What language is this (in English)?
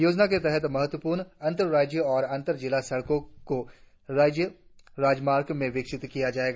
Hindi